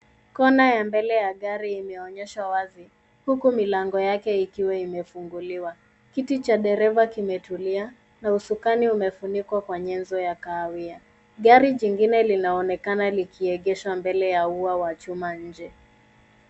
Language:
Swahili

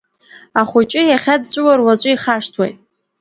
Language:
Abkhazian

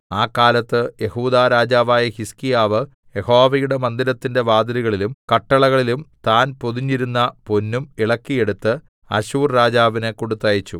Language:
Malayalam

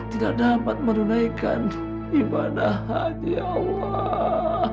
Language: Indonesian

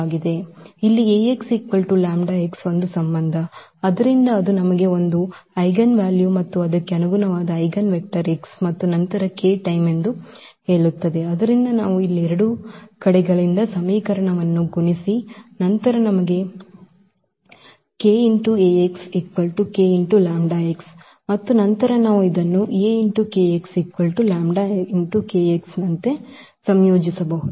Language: Kannada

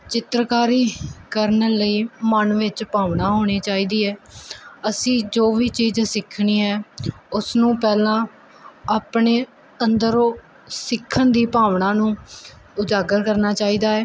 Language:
Punjabi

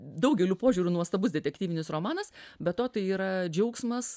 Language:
Lithuanian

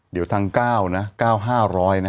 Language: Thai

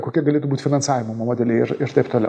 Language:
Lithuanian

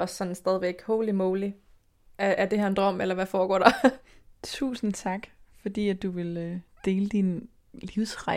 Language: Danish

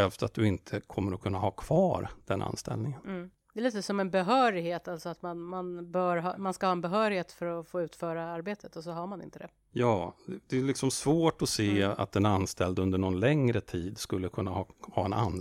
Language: Swedish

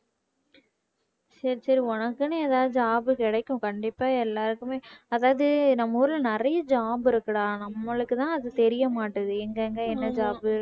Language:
Tamil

